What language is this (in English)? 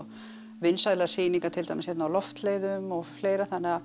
Icelandic